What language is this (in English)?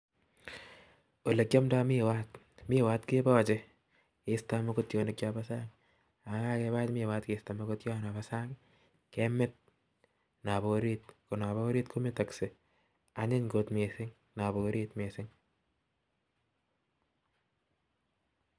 Kalenjin